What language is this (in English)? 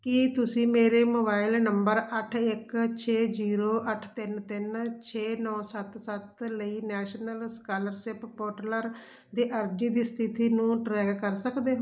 Punjabi